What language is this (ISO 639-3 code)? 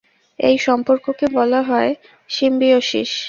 ben